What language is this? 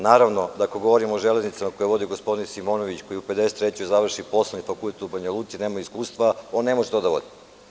Serbian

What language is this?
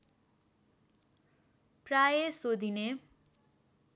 Nepali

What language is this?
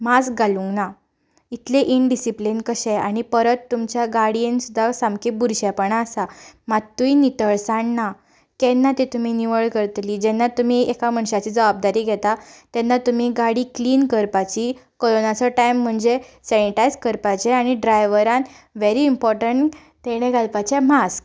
Konkani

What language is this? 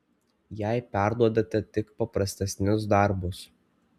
Lithuanian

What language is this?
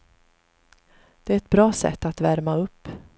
Swedish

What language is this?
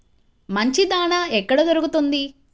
Telugu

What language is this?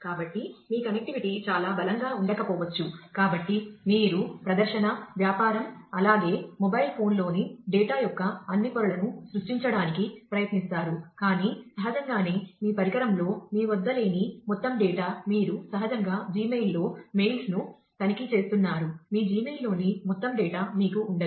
Telugu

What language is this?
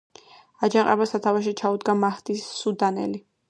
Georgian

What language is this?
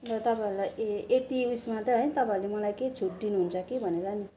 Nepali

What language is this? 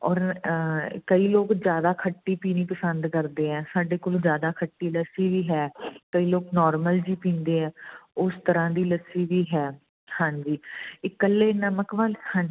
Punjabi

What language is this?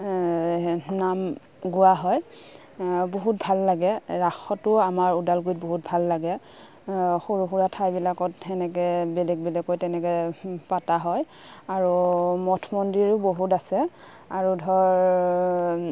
Assamese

